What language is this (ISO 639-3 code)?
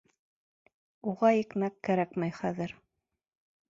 bak